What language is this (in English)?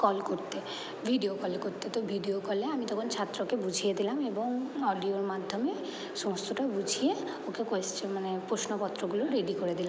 Bangla